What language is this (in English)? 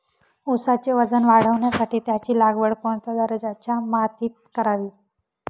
Marathi